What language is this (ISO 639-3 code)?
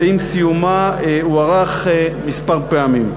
heb